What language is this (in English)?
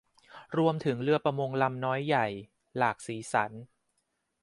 Thai